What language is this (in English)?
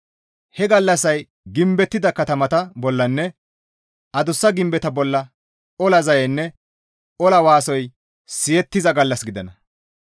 Gamo